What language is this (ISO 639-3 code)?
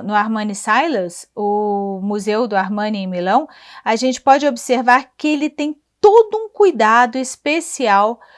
por